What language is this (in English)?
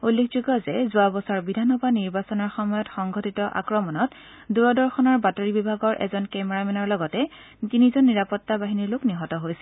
Assamese